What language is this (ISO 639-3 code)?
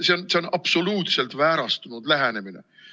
est